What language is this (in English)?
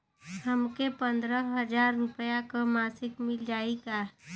Bhojpuri